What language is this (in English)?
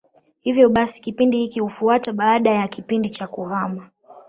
Swahili